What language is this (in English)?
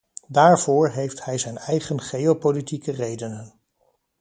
Dutch